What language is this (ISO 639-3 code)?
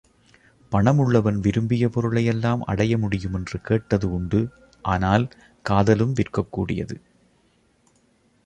tam